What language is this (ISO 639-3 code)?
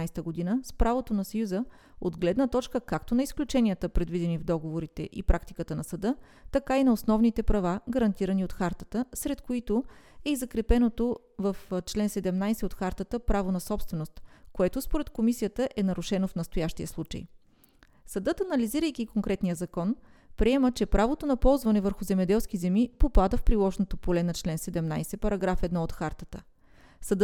bul